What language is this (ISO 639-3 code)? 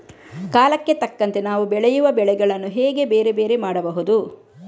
kan